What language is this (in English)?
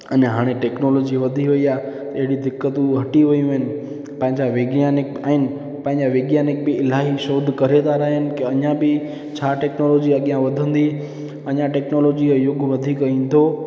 Sindhi